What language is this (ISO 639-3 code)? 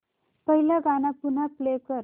mar